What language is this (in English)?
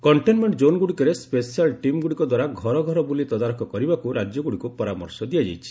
Odia